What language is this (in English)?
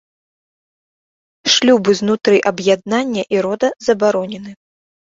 Belarusian